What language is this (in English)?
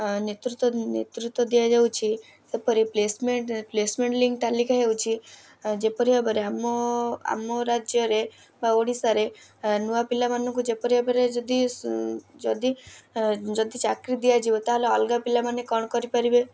Odia